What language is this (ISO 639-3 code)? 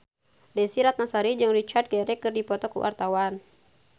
sun